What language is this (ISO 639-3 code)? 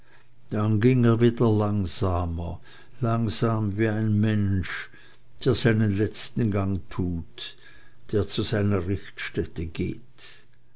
deu